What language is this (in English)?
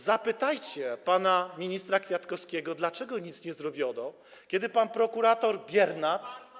Polish